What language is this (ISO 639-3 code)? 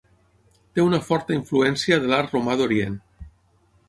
cat